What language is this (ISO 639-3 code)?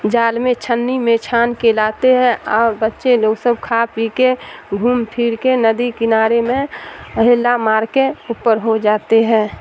urd